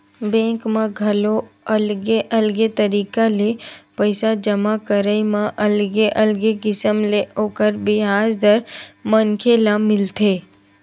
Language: Chhattisgarhi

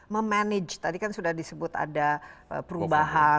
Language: Indonesian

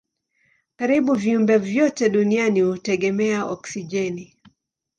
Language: Swahili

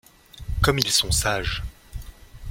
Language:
French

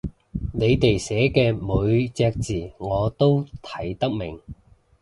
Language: Cantonese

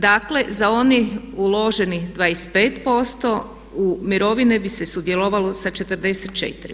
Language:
Croatian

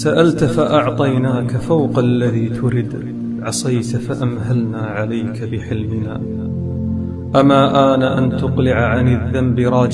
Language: Arabic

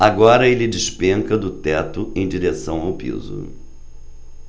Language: Portuguese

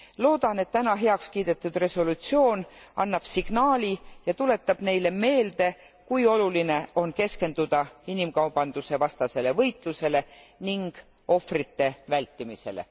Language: Estonian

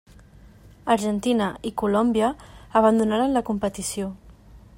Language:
Catalan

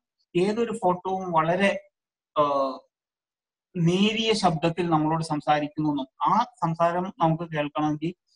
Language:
Malayalam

